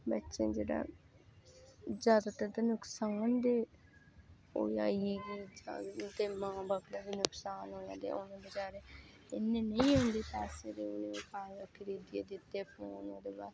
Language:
Dogri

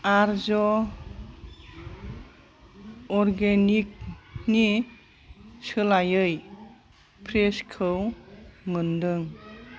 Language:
Bodo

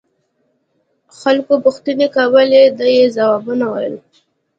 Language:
Pashto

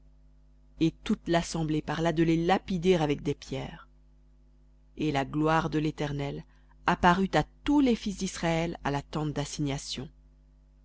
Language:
French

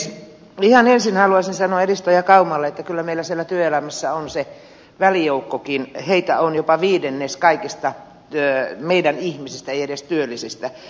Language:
Finnish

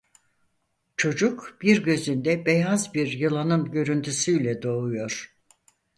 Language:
Turkish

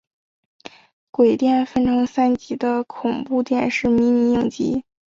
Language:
Chinese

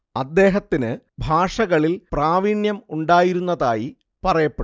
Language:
Malayalam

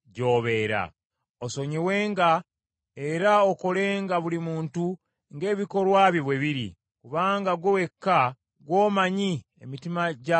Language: Ganda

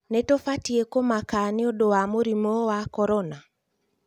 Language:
Kikuyu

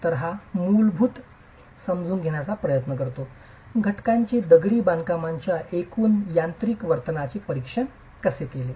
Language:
Marathi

